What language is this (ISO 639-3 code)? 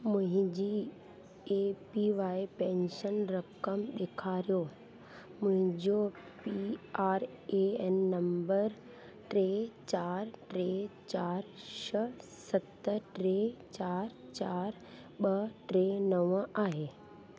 snd